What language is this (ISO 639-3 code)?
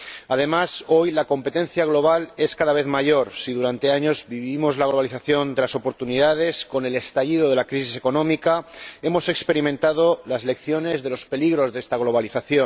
spa